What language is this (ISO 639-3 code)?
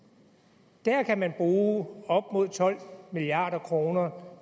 dan